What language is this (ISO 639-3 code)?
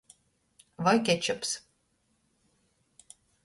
ltg